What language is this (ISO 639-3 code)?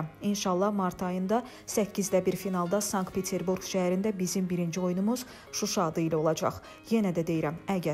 tur